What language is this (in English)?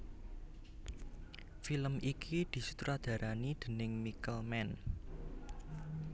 Javanese